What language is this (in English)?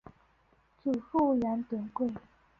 Chinese